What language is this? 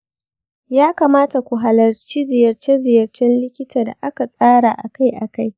Hausa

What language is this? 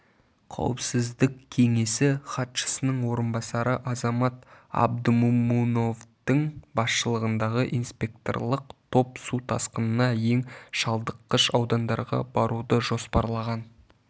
Kazakh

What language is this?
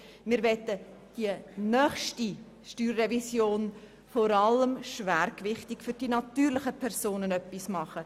Swiss German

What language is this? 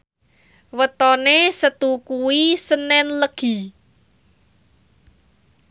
Javanese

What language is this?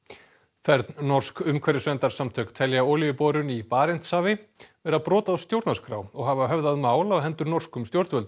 Icelandic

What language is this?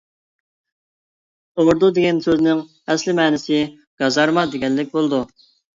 Uyghur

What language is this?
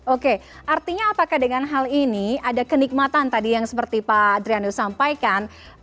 Indonesian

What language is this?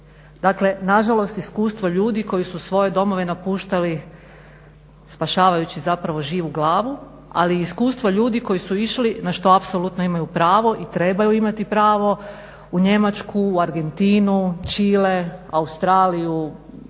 Croatian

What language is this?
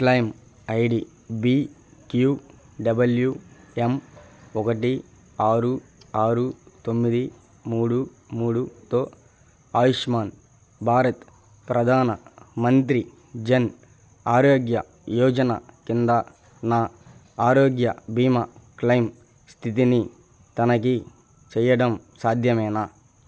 Telugu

